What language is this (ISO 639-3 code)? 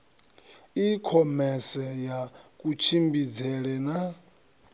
ven